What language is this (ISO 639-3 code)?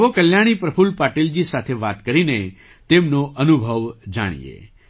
guj